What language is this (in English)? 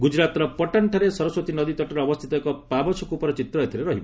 Odia